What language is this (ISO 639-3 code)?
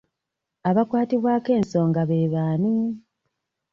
lug